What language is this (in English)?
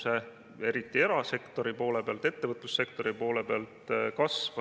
Estonian